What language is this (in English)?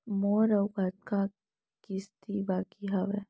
Chhattisgarhi